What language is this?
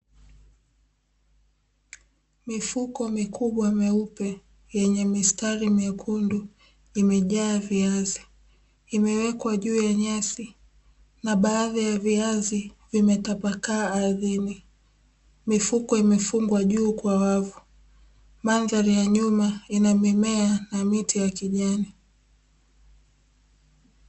Swahili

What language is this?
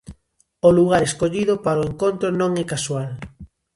Galician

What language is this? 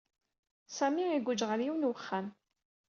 Kabyle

